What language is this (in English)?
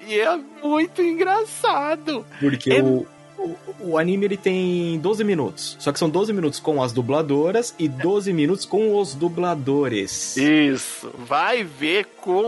Portuguese